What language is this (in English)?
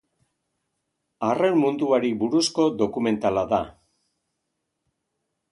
Basque